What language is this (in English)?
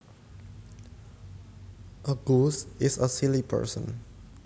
Javanese